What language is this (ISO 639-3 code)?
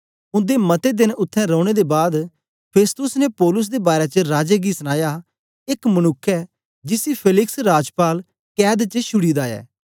doi